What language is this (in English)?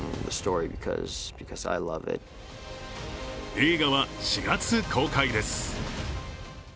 Japanese